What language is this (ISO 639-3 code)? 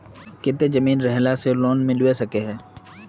mag